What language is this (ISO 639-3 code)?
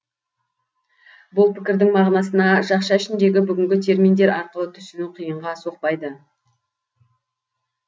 kaz